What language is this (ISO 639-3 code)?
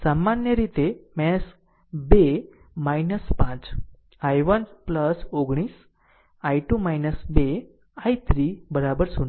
guj